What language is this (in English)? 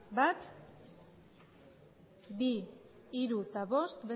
Basque